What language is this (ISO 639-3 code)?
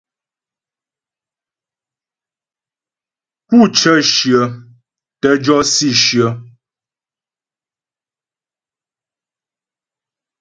bbj